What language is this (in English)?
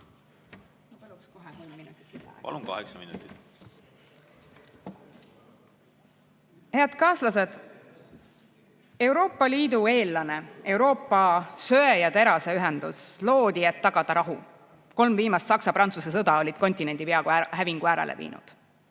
Estonian